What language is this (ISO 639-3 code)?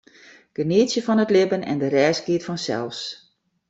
fry